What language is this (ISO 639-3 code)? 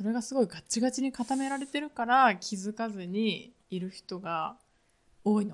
jpn